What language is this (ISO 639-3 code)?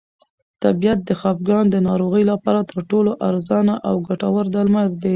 pus